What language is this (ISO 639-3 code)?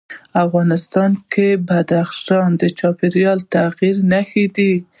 pus